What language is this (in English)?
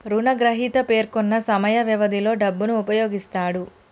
Telugu